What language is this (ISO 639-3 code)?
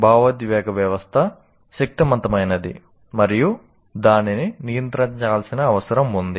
tel